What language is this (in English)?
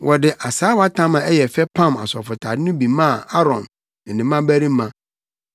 Akan